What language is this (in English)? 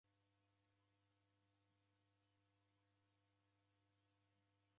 Taita